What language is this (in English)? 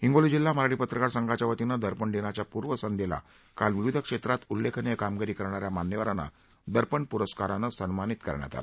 Marathi